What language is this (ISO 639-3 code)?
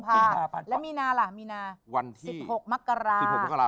tha